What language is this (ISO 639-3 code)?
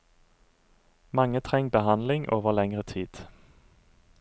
nor